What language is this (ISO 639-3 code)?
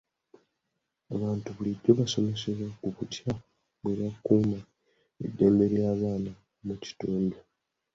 lug